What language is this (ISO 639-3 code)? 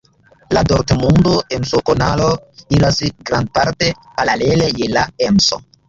epo